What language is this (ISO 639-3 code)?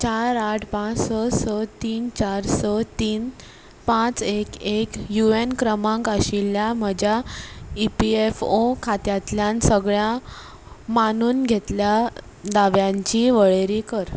kok